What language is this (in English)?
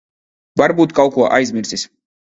Latvian